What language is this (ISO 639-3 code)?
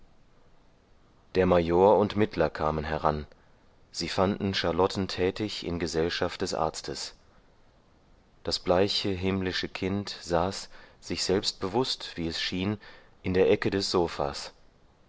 deu